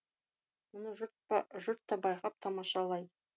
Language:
Kazakh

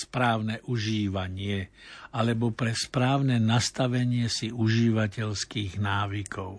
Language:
Slovak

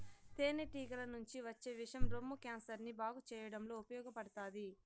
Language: Telugu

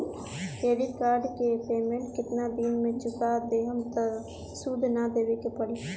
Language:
Bhojpuri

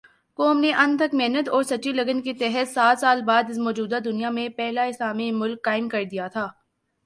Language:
Urdu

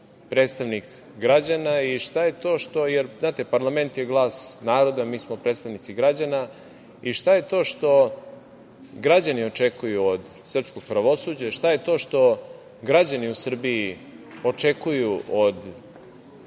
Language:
Serbian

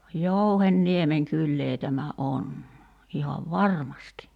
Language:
Finnish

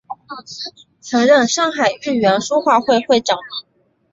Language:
Chinese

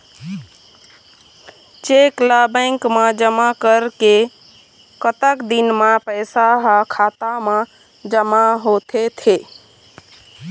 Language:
Chhattisgarhi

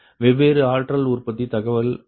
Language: Tamil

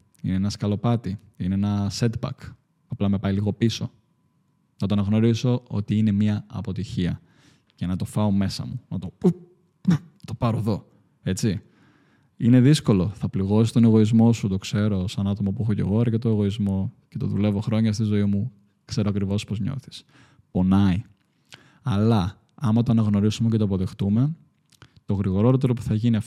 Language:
Greek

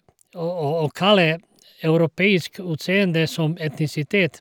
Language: Norwegian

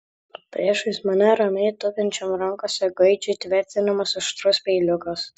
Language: Lithuanian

